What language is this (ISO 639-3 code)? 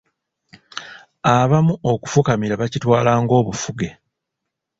lug